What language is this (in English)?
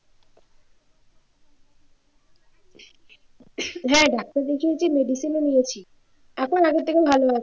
Bangla